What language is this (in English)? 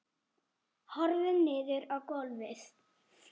Icelandic